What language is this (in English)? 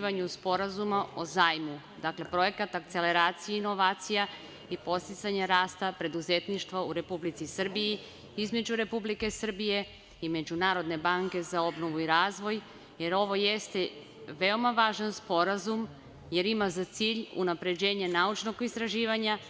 Serbian